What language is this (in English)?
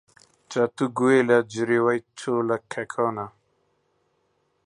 Central Kurdish